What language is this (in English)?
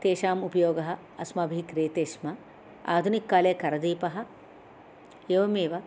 Sanskrit